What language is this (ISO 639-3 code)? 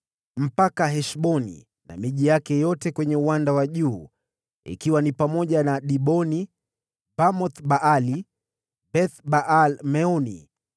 swa